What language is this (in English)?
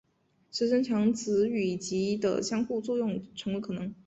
Chinese